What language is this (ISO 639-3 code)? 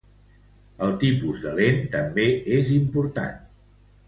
cat